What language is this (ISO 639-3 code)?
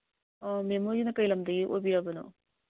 mni